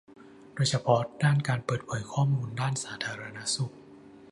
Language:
Thai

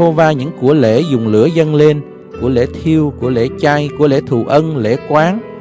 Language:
Vietnamese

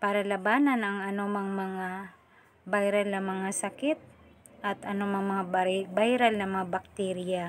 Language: Filipino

